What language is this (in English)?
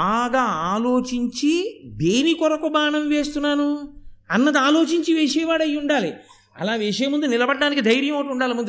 Telugu